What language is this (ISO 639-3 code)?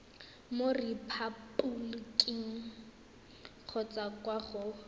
tsn